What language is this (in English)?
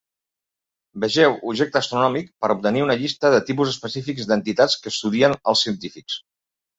Catalan